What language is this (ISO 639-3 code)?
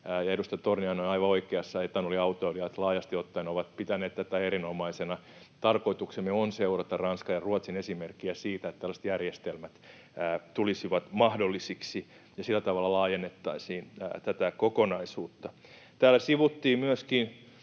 fin